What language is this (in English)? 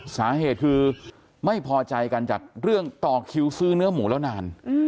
Thai